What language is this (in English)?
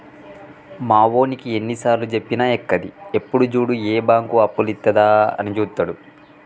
Telugu